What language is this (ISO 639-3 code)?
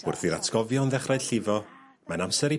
cym